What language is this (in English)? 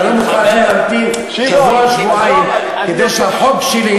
Hebrew